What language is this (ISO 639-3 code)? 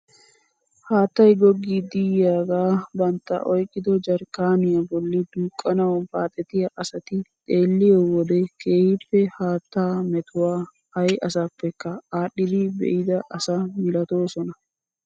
wal